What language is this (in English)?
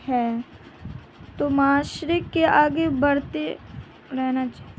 Urdu